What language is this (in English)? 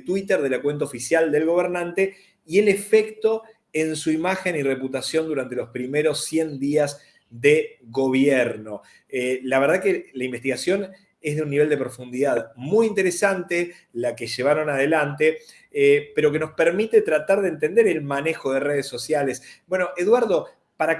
Spanish